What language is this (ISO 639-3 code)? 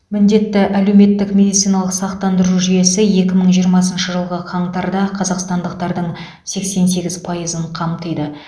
kaz